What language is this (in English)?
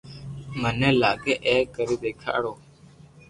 Loarki